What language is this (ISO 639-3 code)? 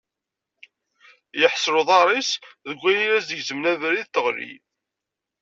kab